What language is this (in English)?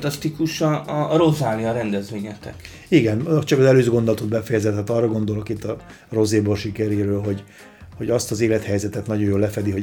Hungarian